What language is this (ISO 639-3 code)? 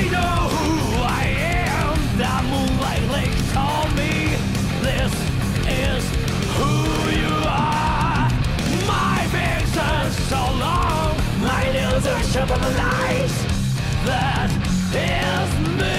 eng